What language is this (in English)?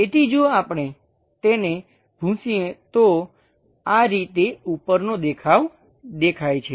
Gujarati